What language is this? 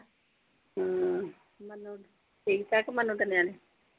Punjabi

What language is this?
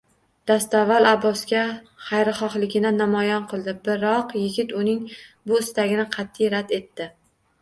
Uzbek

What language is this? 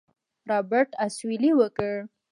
Pashto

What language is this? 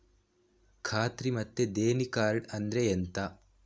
Kannada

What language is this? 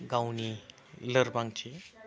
Bodo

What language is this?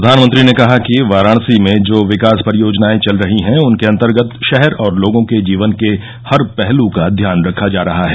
Hindi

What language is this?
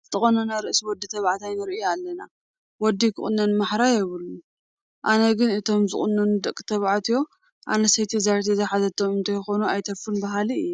Tigrinya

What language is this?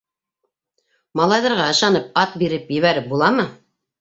Bashkir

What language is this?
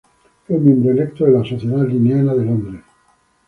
Spanish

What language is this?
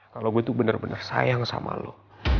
Indonesian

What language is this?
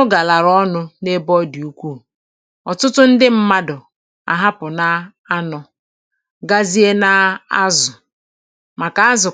Igbo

